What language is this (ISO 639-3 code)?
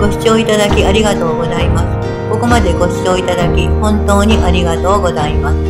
jpn